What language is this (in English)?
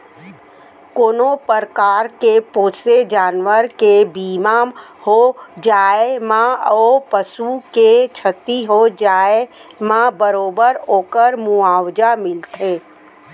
Chhattisgarhi